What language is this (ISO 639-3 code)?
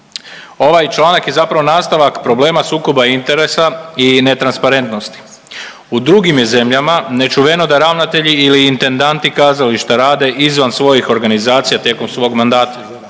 hrv